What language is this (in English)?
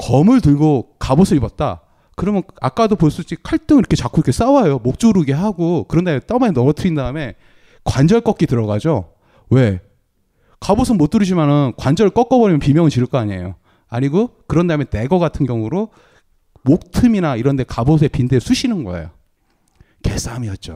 Korean